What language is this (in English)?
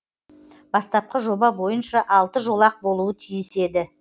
Kazakh